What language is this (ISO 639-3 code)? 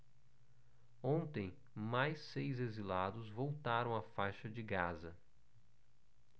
por